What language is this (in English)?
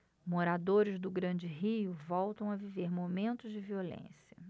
Portuguese